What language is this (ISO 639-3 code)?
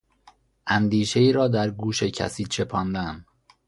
fas